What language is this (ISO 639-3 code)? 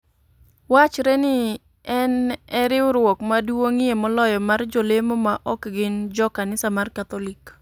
luo